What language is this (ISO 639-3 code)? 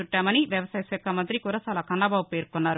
tel